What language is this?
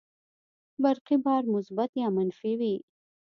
Pashto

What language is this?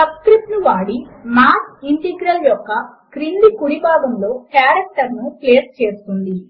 Telugu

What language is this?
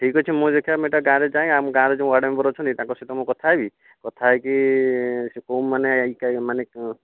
Odia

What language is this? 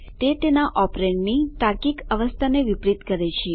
Gujarati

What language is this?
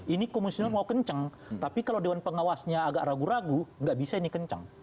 Indonesian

